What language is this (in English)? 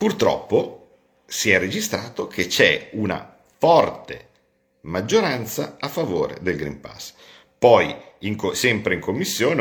Italian